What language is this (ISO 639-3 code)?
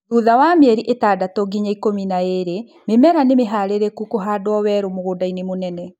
kik